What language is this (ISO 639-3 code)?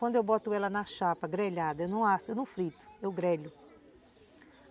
por